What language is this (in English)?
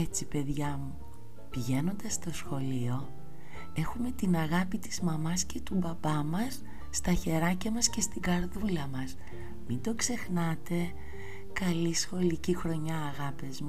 Greek